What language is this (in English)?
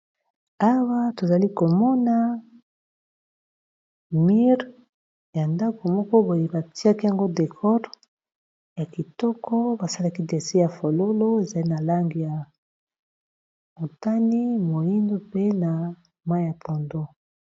Lingala